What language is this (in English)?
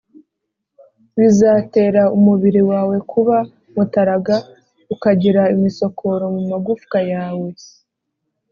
Kinyarwanda